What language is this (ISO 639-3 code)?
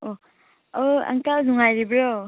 mni